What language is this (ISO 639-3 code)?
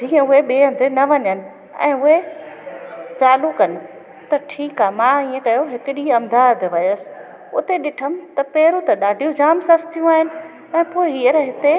snd